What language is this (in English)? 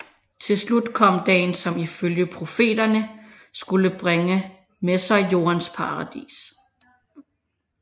Danish